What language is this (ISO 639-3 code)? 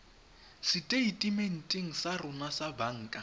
tsn